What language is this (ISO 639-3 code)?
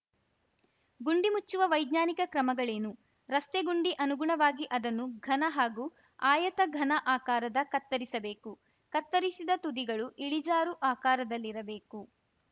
kan